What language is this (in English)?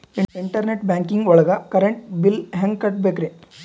Kannada